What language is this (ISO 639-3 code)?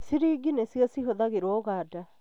kik